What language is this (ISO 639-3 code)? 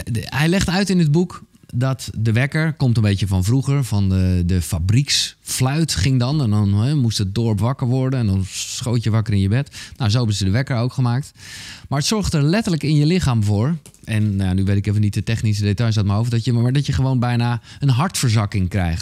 nld